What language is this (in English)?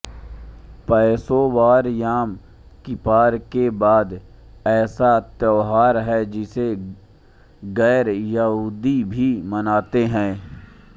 Hindi